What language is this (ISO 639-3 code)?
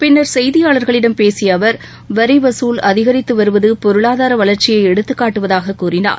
tam